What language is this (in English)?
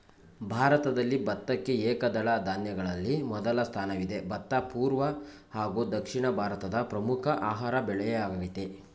Kannada